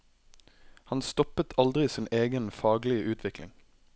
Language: Norwegian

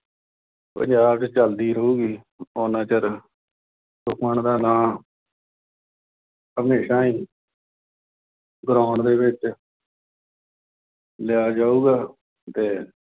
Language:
Punjabi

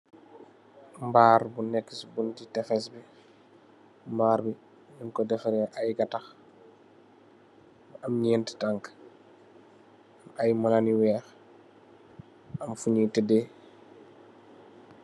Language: Wolof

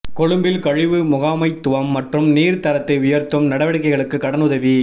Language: Tamil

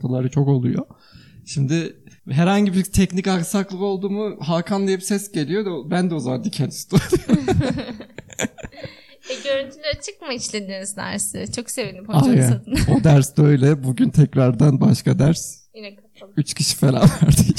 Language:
Turkish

